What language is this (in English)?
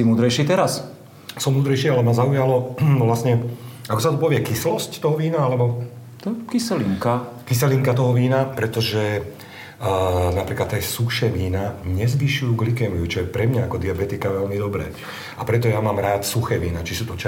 Slovak